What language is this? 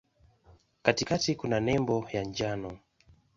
Swahili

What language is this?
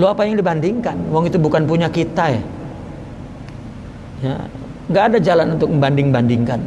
Indonesian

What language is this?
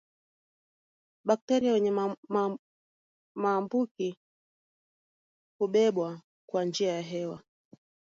Swahili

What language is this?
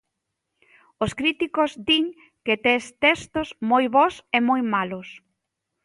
Galician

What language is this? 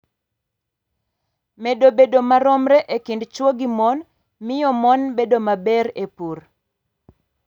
Luo (Kenya and Tanzania)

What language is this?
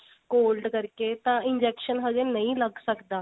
Punjabi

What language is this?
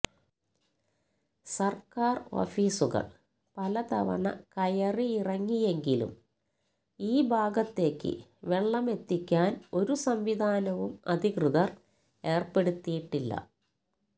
Malayalam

